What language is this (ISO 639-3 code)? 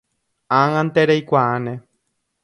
grn